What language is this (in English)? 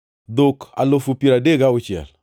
Luo (Kenya and Tanzania)